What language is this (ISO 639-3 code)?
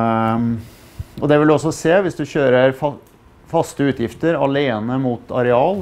nor